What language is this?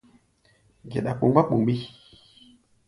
Gbaya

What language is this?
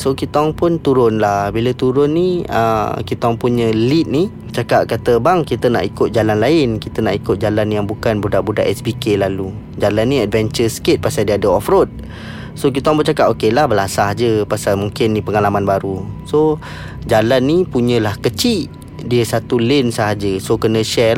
Malay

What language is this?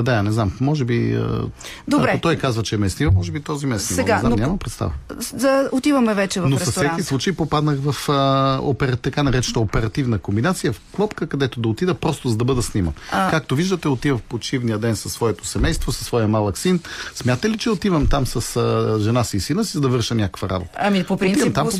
Bulgarian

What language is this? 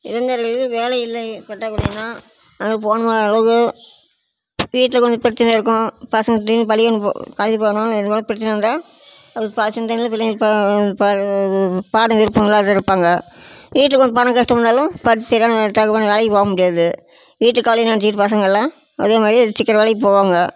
Tamil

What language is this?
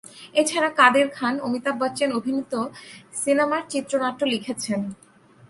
Bangla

